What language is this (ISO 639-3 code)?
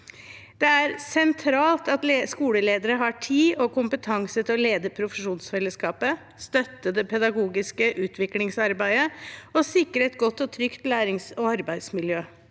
nor